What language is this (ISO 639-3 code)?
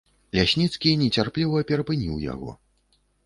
bel